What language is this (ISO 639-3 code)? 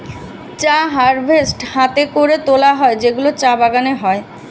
ben